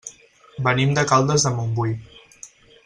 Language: Catalan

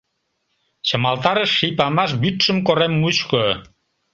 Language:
Mari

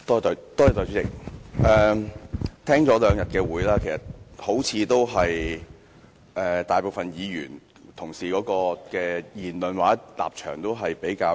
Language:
Cantonese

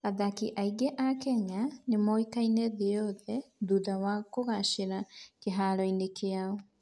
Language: Kikuyu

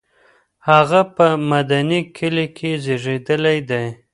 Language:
Pashto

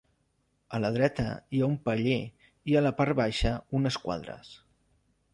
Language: Catalan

